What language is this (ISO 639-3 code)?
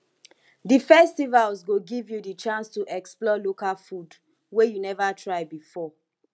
pcm